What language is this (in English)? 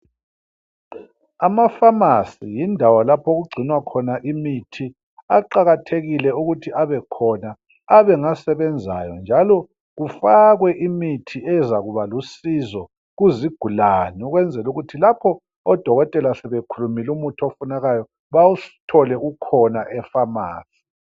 North Ndebele